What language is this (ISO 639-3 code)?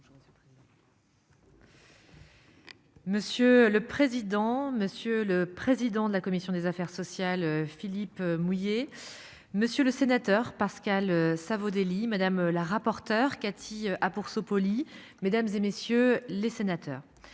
fra